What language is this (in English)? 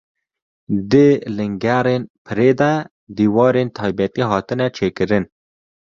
Kurdish